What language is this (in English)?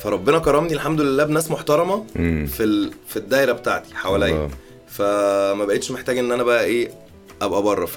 Arabic